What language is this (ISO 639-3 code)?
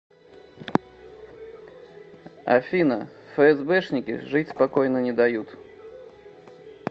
rus